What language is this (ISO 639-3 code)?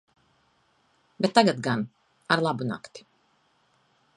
lav